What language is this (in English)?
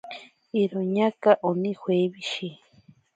Ashéninka Perené